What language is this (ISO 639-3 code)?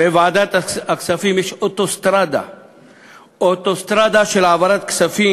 heb